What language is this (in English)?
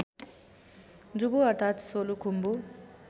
Nepali